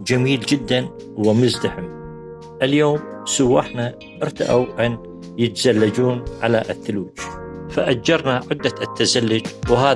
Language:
Arabic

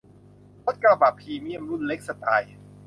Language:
Thai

